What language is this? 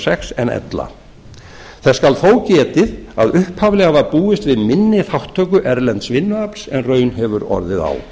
Icelandic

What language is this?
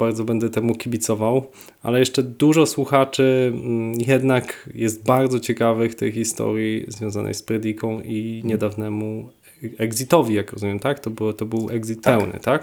Polish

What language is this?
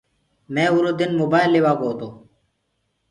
Gurgula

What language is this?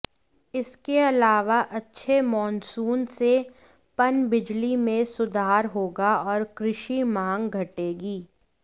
Hindi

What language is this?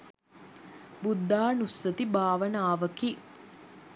Sinhala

